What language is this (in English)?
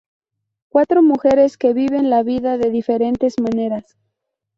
Spanish